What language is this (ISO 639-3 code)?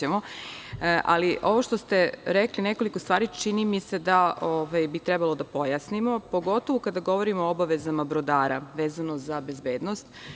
srp